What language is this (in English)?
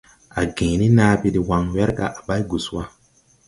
Tupuri